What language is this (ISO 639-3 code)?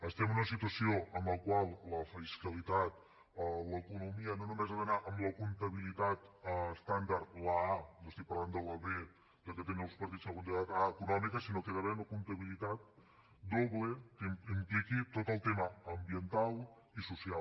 cat